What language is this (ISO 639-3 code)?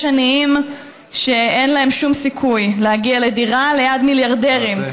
heb